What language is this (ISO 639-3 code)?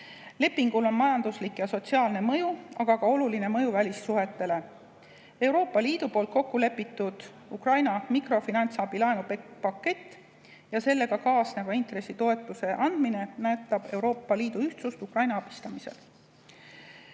est